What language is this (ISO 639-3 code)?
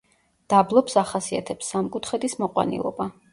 kat